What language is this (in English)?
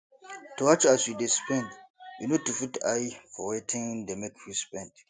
Nigerian Pidgin